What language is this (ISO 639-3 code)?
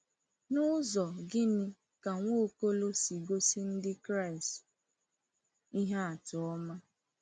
ibo